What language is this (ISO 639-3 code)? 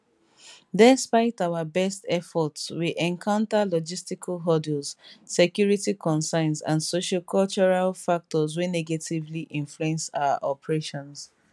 pcm